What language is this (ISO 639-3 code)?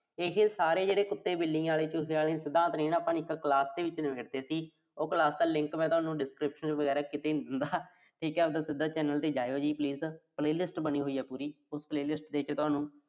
pan